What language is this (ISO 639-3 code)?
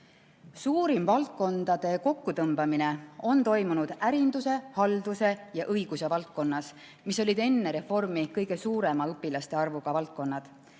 est